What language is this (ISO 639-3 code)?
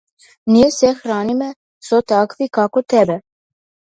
mkd